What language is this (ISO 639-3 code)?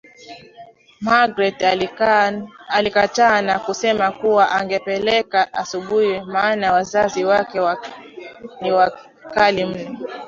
swa